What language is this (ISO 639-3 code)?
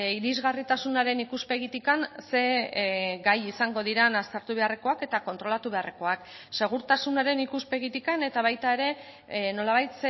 eus